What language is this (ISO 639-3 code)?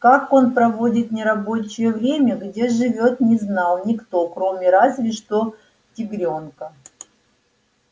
rus